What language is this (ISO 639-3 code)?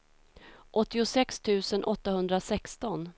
swe